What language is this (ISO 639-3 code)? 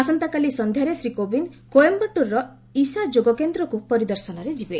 ori